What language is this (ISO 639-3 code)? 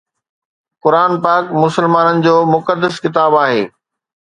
snd